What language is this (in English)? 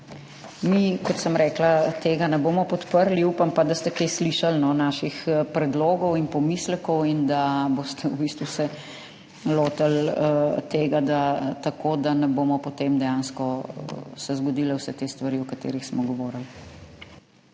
Slovenian